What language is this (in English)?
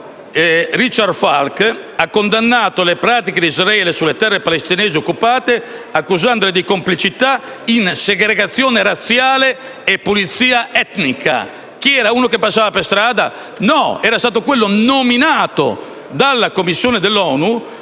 Italian